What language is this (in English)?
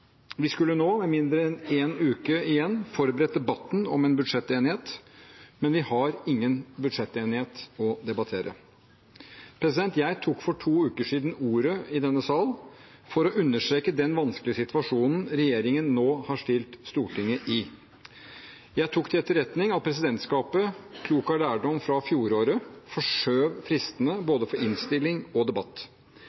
Norwegian Bokmål